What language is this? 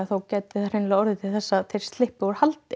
Icelandic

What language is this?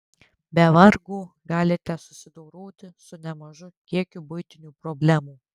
Lithuanian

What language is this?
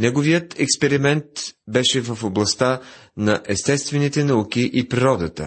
Bulgarian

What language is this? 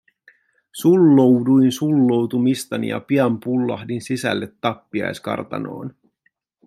Finnish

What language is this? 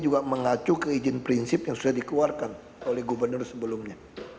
Indonesian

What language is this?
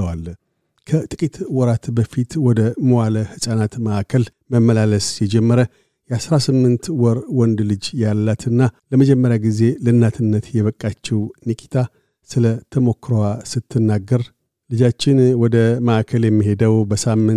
Amharic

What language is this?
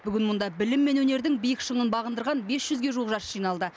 Kazakh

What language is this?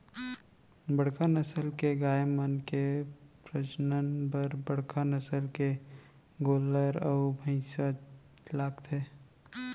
Chhattisgarhi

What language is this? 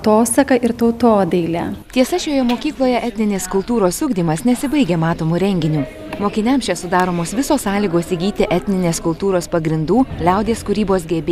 Lithuanian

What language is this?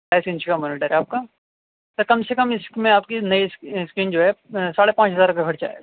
Urdu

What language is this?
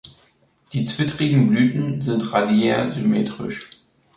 German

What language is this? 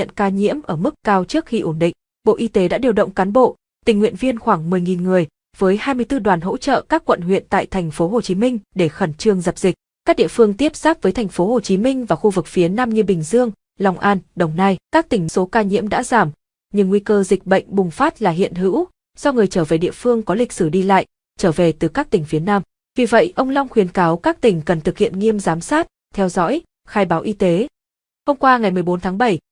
Vietnamese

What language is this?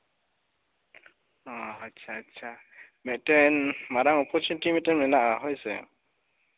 Santali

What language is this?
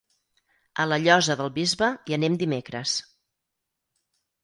Catalan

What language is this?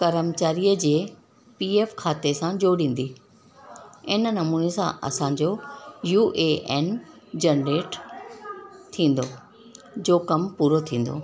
Sindhi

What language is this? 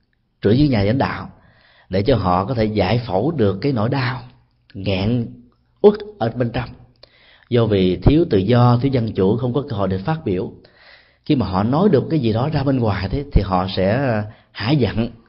Vietnamese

